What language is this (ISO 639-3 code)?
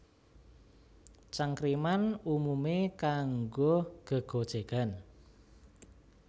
jav